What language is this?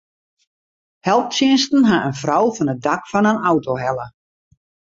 Western Frisian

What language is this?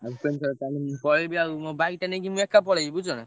Odia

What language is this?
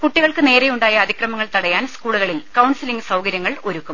Malayalam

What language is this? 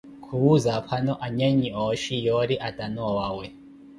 Koti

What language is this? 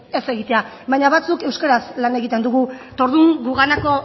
Basque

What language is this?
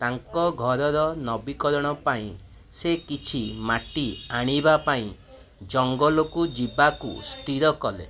Odia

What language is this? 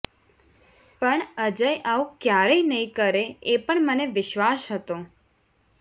Gujarati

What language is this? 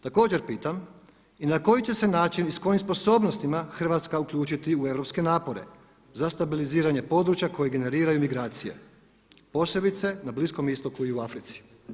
Croatian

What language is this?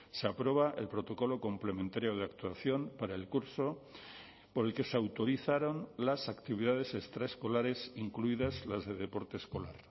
Spanish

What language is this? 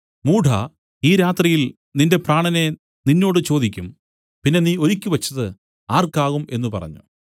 Malayalam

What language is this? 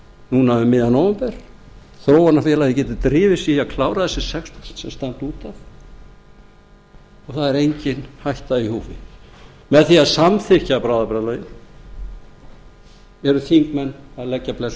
Icelandic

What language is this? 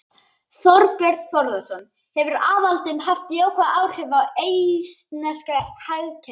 Icelandic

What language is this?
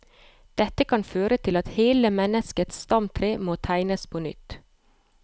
Norwegian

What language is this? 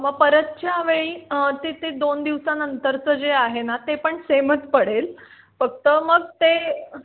Marathi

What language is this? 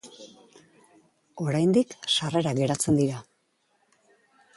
Basque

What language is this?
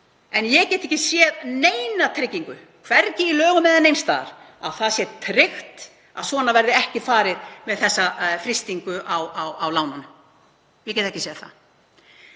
Icelandic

